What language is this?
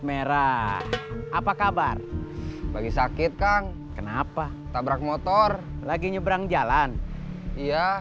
Indonesian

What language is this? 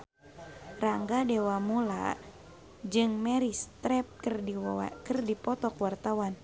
Sundanese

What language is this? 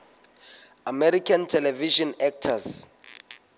Southern Sotho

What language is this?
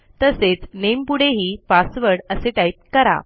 Marathi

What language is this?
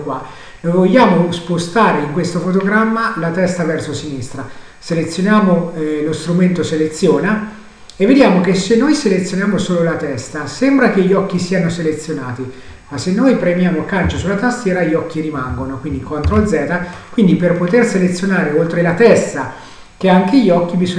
Italian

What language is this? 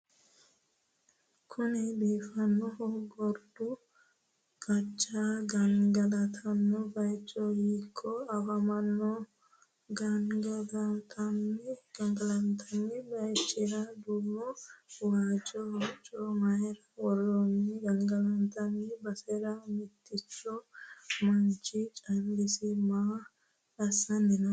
Sidamo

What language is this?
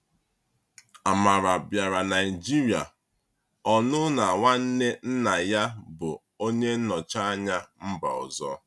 Igbo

